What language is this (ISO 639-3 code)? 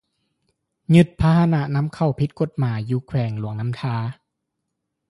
lao